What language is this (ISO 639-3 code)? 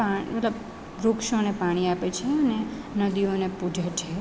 guj